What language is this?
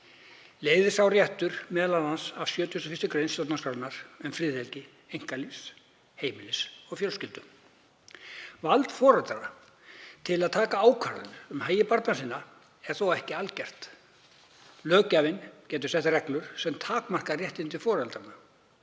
Icelandic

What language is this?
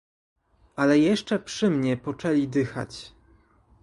Polish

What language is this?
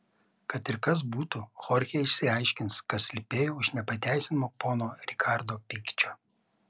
Lithuanian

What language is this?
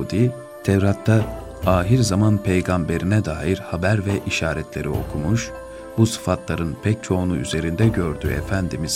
Turkish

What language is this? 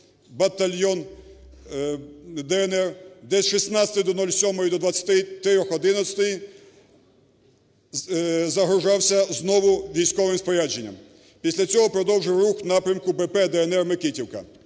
Ukrainian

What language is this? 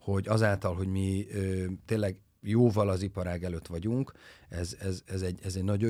Hungarian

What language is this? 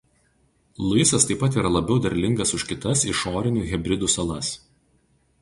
Lithuanian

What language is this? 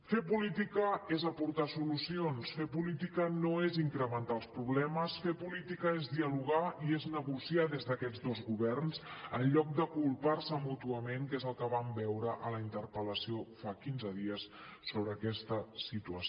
Catalan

